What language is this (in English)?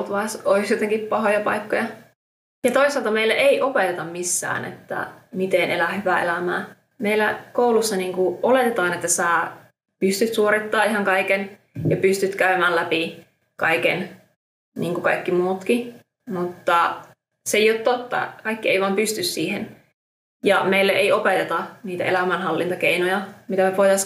Finnish